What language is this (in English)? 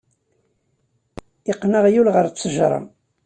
Kabyle